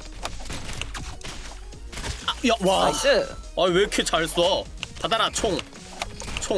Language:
Korean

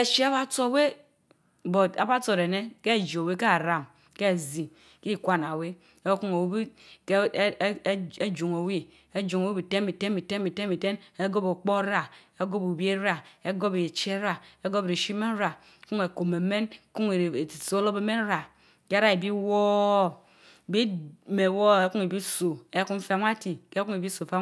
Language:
Mbe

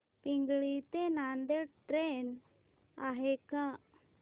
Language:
Marathi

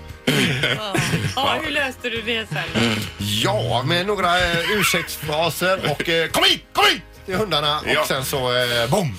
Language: Swedish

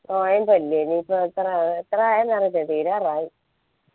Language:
Malayalam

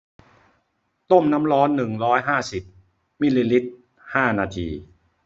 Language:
Thai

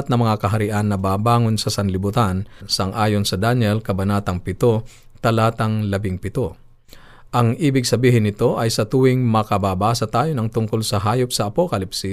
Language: Filipino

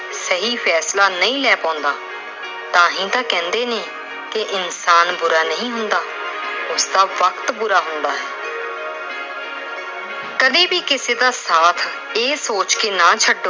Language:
Punjabi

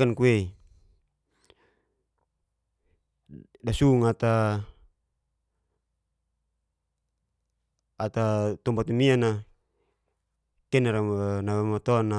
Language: Geser-Gorom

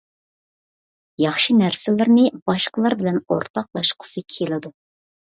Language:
Uyghur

